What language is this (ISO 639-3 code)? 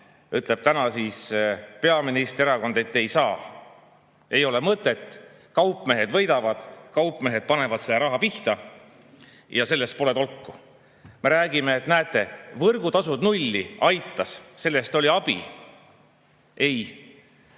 est